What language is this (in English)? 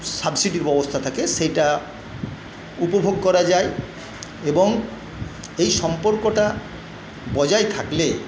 Bangla